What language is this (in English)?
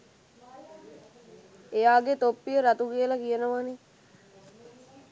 Sinhala